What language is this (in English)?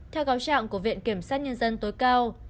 Vietnamese